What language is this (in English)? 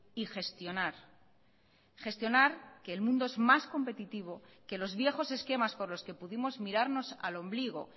Spanish